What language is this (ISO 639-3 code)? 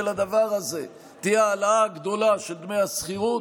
heb